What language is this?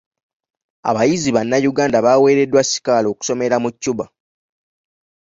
Ganda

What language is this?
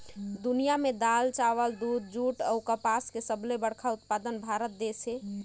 Chhattisgarhi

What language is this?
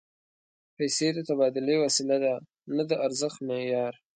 Pashto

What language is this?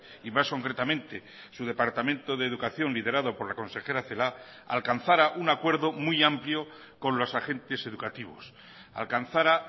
Spanish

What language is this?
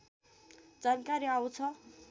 Nepali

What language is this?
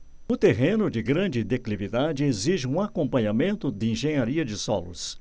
Portuguese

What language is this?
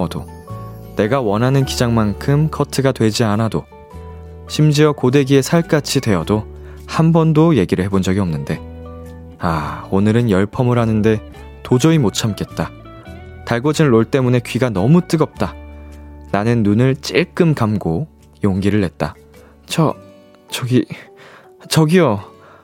Korean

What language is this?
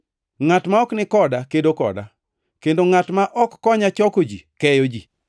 Luo (Kenya and Tanzania)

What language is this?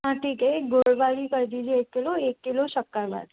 Hindi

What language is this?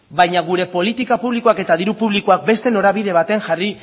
Basque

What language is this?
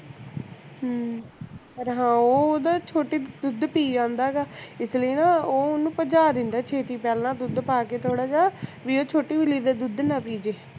Punjabi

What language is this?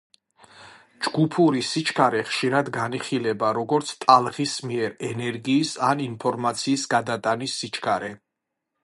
Georgian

